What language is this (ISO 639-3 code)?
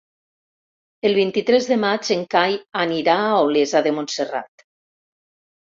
cat